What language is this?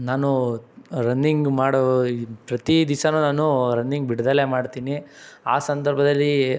Kannada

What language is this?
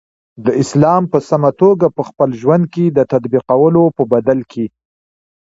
Pashto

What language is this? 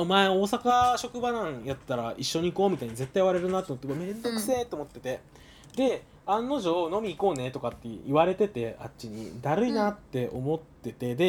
Japanese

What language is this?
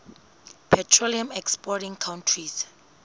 Southern Sotho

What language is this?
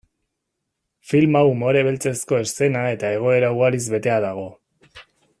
Basque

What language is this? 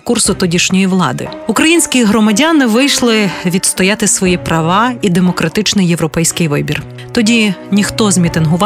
Ukrainian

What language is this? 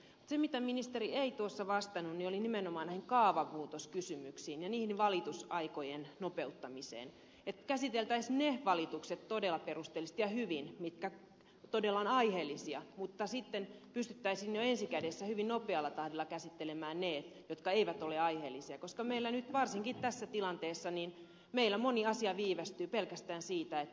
Finnish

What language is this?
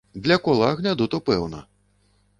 Belarusian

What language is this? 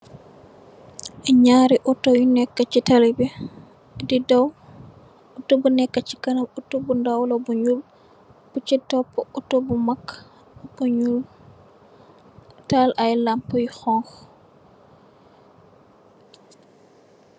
Wolof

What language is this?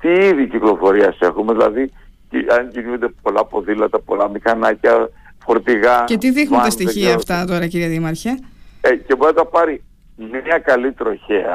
Greek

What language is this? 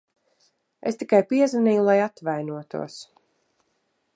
Latvian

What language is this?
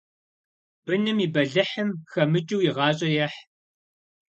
Kabardian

